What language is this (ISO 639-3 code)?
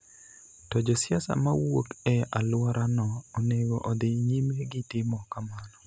luo